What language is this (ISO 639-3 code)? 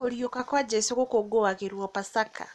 kik